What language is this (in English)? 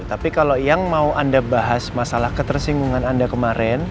Indonesian